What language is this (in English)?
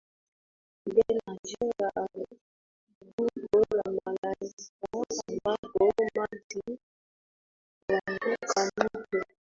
Swahili